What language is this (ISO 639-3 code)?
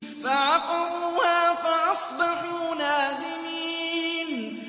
ara